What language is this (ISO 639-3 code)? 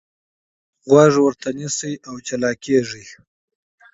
pus